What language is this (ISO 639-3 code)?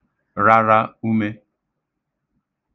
ibo